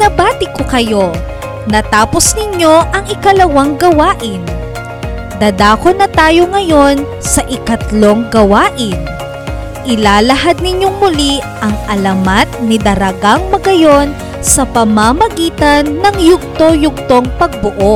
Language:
Filipino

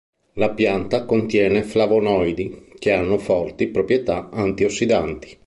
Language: Italian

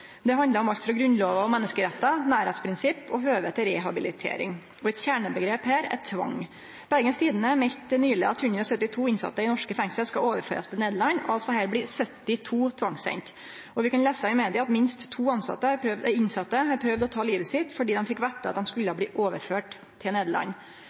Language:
Norwegian Nynorsk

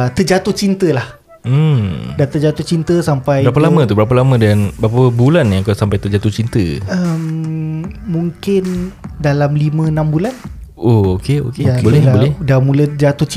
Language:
Malay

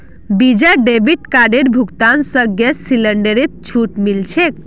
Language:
Magahi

